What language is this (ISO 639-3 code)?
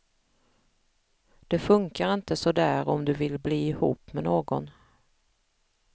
swe